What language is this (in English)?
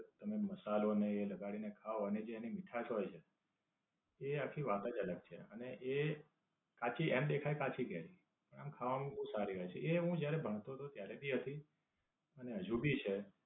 Gujarati